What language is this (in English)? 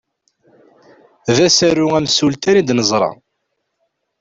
Kabyle